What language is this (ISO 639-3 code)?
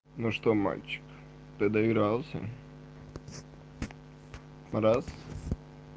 rus